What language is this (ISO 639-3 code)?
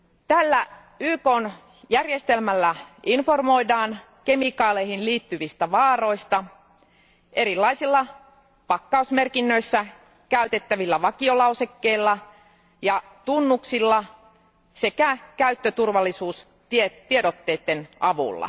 fin